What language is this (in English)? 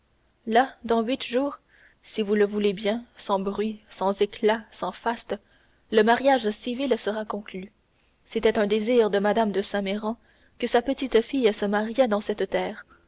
French